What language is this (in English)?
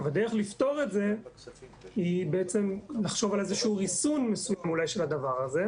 Hebrew